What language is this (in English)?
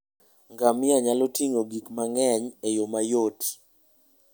Luo (Kenya and Tanzania)